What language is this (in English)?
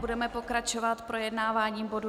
Czech